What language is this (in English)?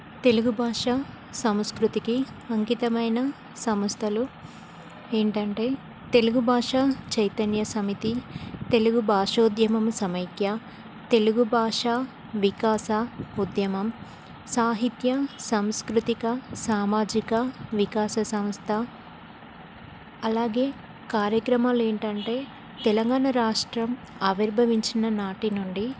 Telugu